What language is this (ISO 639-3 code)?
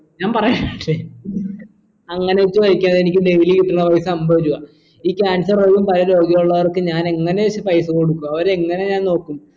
mal